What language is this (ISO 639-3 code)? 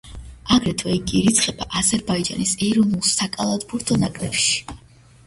kat